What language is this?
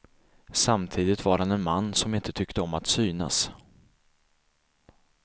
Swedish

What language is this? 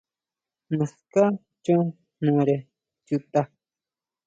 Huautla Mazatec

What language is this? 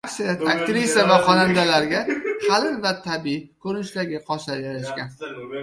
Uzbek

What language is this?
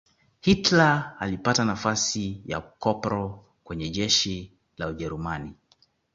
Swahili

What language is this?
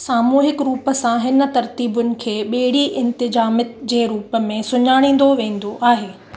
Sindhi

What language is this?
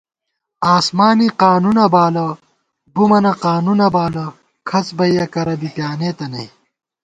Gawar-Bati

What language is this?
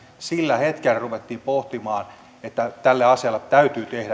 Finnish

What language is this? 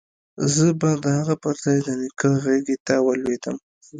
Pashto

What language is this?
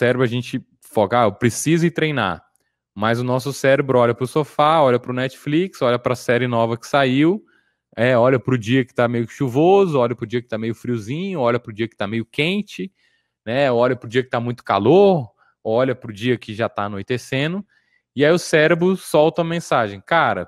Portuguese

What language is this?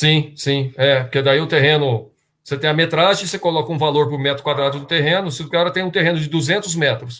Portuguese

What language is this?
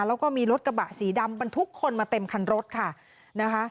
Thai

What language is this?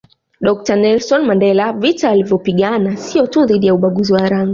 Swahili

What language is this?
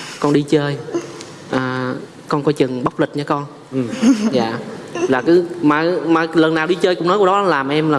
Vietnamese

